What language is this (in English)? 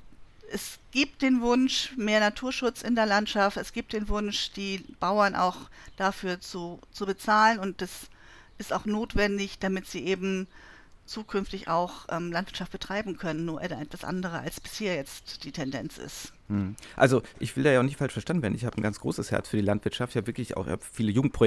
German